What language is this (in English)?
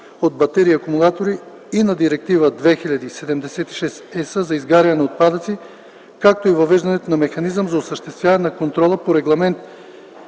Bulgarian